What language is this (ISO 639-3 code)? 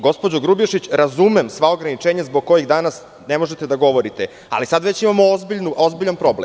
srp